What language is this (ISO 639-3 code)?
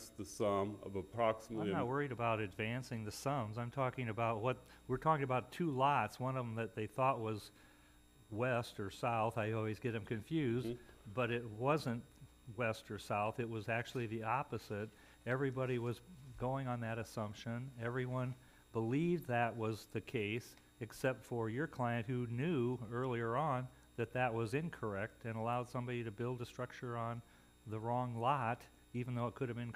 eng